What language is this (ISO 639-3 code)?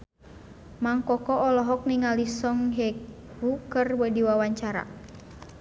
sun